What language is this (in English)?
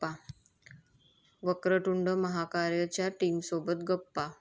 Marathi